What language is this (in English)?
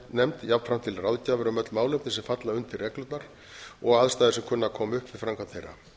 Icelandic